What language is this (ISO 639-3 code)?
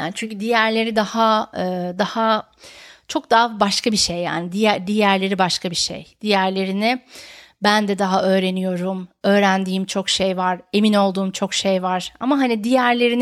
tur